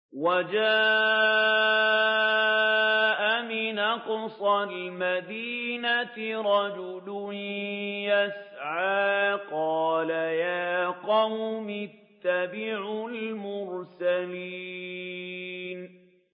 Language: Arabic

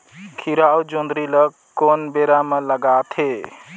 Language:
Chhattisgarhi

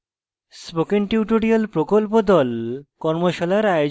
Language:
Bangla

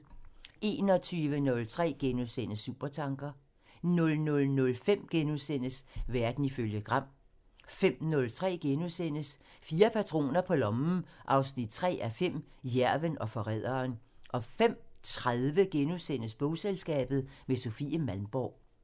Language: Danish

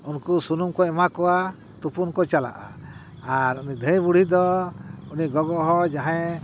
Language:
Santali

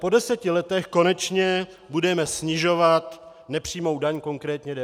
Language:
Czech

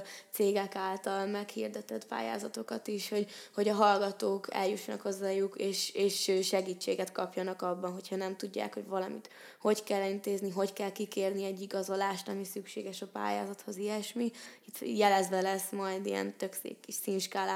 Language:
Hungarian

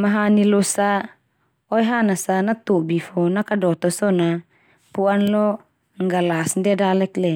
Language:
Termanu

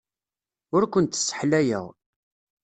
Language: Kabyle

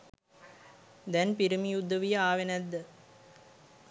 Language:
Sinhala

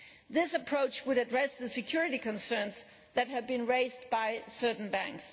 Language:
English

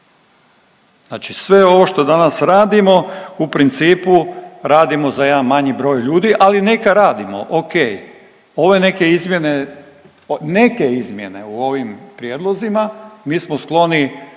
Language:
Croatian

